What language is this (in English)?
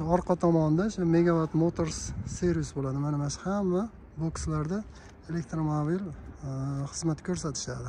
Turkish